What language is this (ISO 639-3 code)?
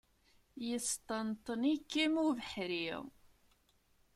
kab